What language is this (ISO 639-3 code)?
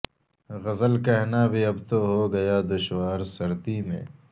urd